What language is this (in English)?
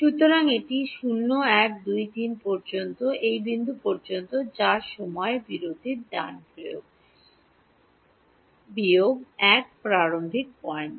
Bangla